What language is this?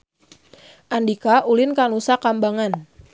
Sundanese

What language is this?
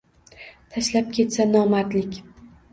Uzbek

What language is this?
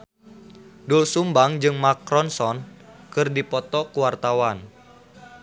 Sundanese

